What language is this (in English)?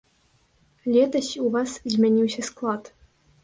Belarusian